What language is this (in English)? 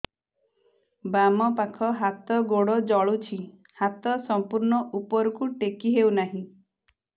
Odia